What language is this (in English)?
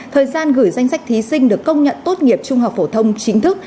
Vietnamese